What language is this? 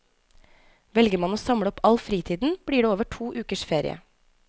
Norwegian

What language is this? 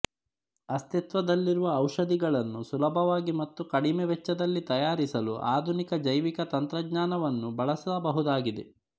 Kannada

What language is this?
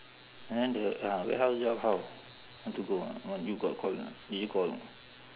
English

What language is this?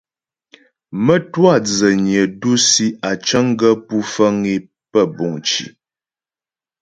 Ghomala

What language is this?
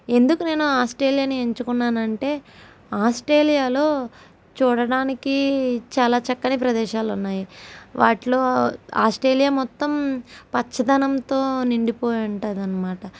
Telugu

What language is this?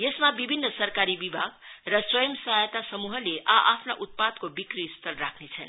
Nepali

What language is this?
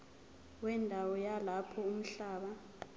Zulu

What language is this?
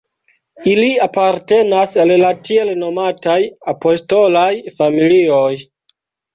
Esperanto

